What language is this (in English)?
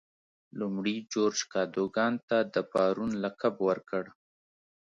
Pashto